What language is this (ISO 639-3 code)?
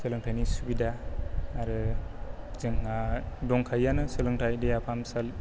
brx